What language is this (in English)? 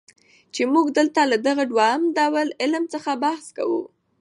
Pashto